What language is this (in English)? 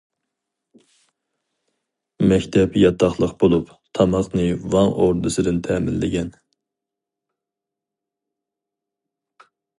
Uyghur